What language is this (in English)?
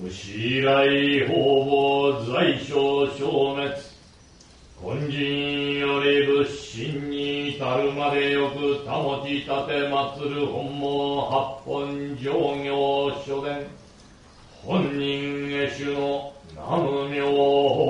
Japanese